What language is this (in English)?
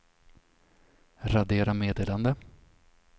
Swedish